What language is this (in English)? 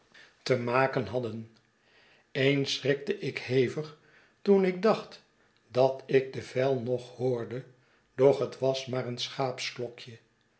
Dutch